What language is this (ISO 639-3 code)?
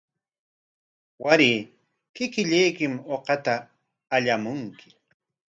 qwa